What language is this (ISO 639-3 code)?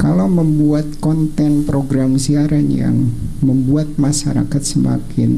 ind